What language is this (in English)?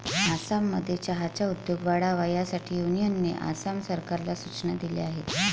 Marathi